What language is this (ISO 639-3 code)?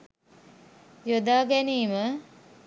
sin